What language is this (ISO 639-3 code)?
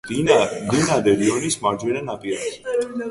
kat